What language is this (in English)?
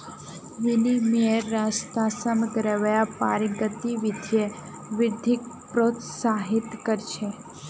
Magahi